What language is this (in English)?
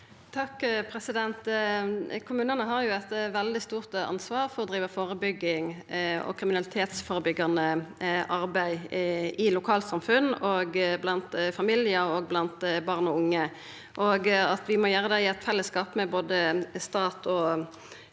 Norwegian